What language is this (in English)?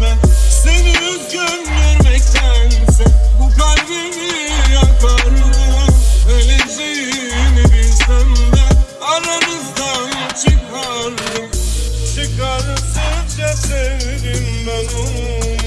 Turkish